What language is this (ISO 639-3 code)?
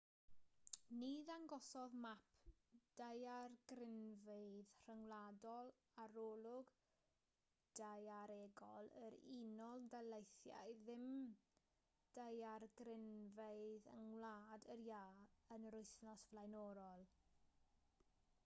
cym